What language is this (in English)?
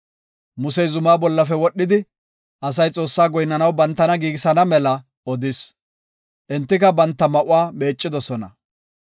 Gofa